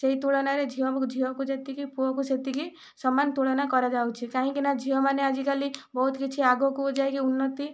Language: Odia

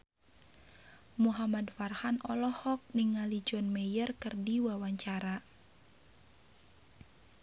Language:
Sundanese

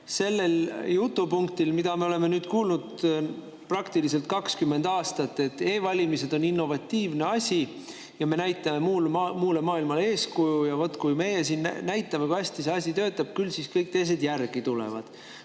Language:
Estonian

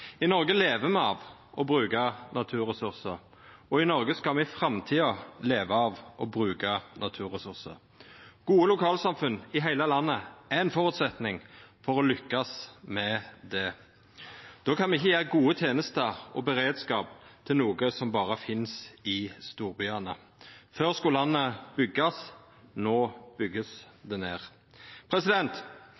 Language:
Norwegian Nynorsk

